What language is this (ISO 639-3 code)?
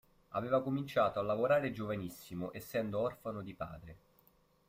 ita